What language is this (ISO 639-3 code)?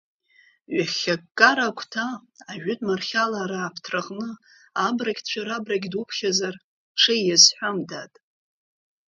abk